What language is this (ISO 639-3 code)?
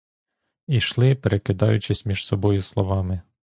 ukr